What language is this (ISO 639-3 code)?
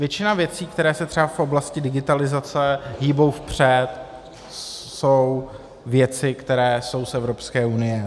ces